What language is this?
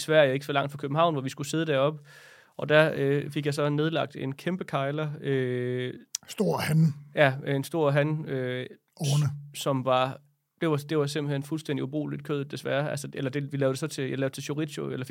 Danish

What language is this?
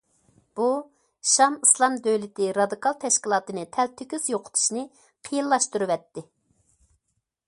Uyghur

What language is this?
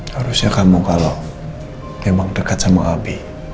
Indonesian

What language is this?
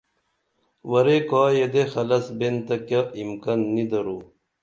Dameli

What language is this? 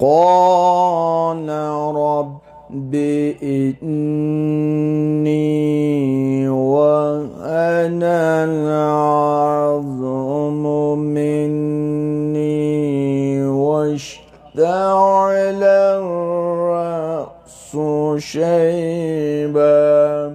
Arabic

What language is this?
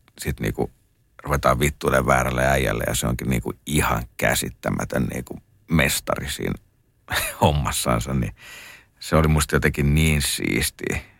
Finnish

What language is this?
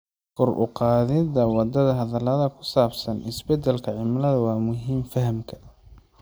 Somali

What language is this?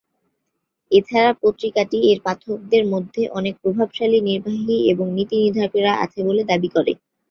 Bangla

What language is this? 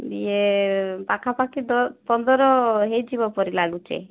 Odia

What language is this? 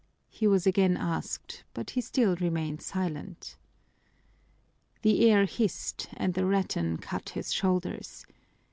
English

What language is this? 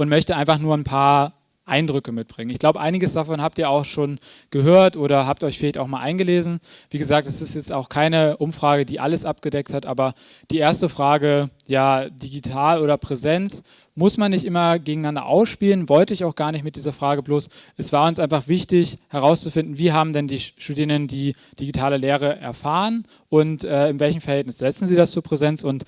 German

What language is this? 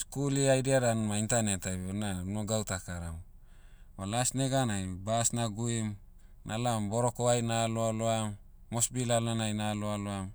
Motu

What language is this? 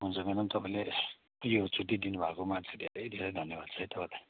Nepali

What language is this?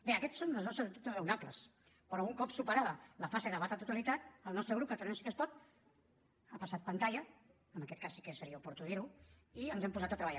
Catalan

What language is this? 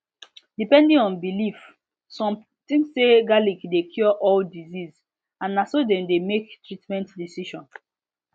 Nigerian Pidgin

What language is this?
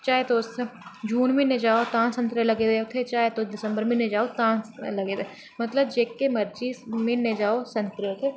Dogri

